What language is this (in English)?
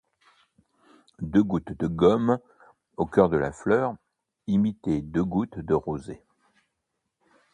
French